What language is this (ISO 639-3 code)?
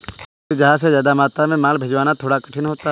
hin